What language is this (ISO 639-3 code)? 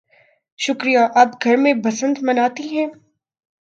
urd